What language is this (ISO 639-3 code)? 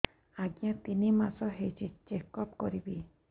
ori